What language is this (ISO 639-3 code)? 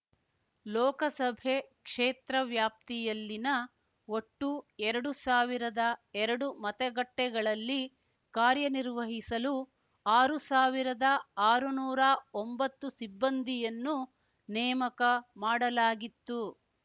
kan